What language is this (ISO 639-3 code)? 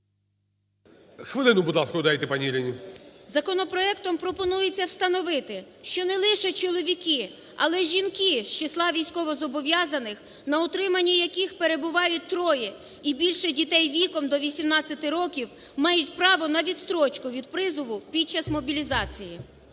ukr